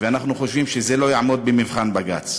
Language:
Hebrew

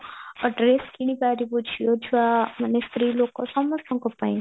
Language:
Odia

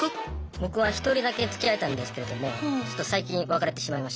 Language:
Japanese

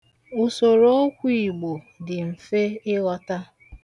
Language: Igbo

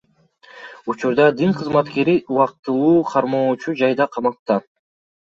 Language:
Kyrgyz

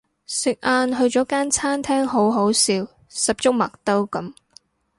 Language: Cantonese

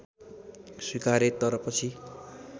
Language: Nepali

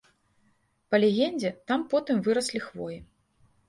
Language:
Belarusian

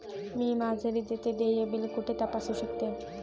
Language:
Marathi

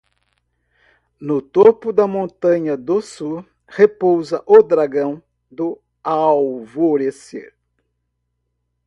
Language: Portuguese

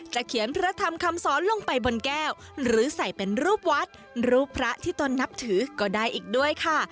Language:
Thai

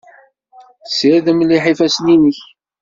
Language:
Kabyle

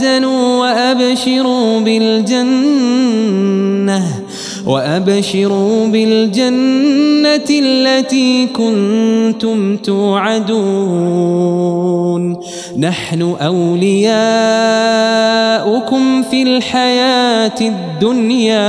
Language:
Arabic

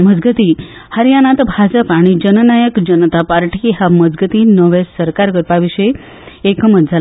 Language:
Konkani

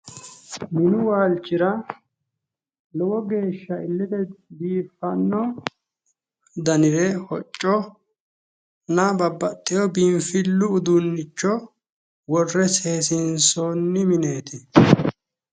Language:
Sidamo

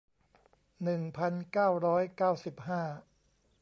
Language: Thai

